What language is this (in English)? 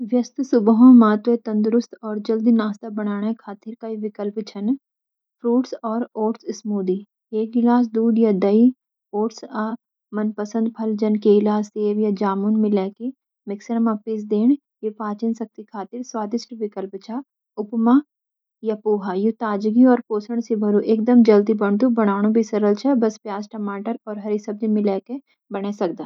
Garhwali